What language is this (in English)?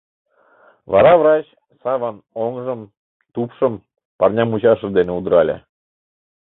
Mari